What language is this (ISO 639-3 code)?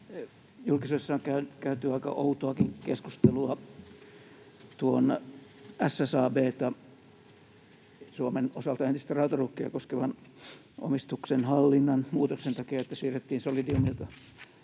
fin